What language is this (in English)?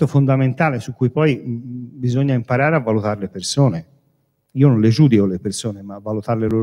Italian